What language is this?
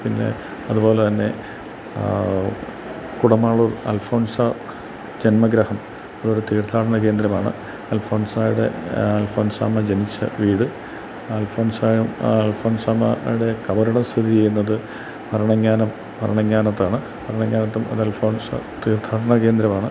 Malayalam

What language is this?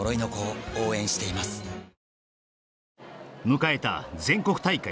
Japanese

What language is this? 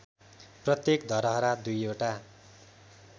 Nepali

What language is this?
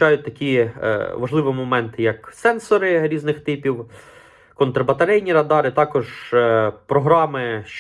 Ukrainian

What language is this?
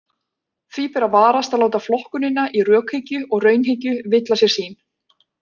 Icelandic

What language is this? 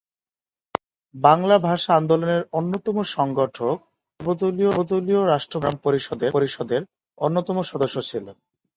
Bangla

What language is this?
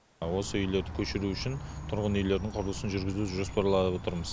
Kazakh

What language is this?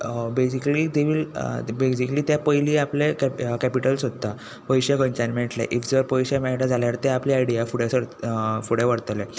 Konkani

